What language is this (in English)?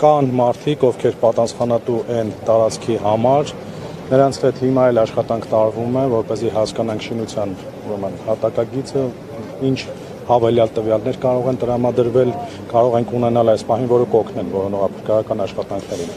Romanian